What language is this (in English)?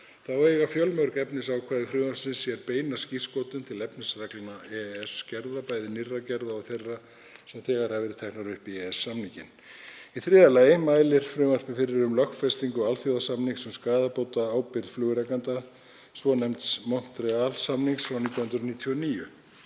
Icelandic